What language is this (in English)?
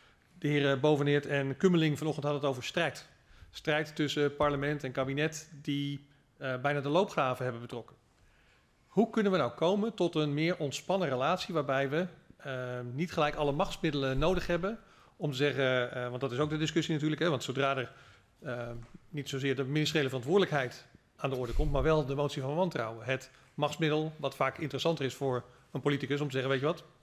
Dutch